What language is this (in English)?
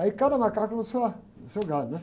Portuguese